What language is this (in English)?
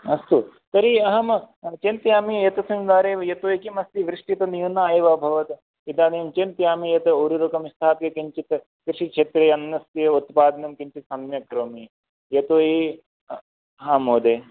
Sanskrit